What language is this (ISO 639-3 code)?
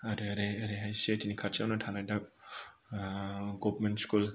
brx